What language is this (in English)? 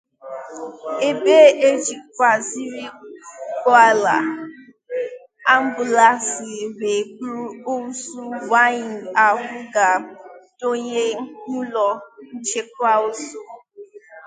Igbo